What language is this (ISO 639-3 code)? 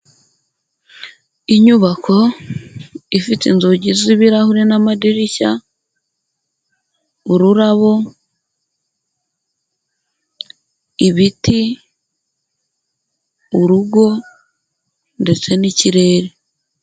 kin